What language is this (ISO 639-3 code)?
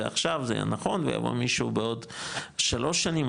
heb